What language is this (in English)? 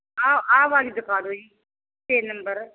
Punjabi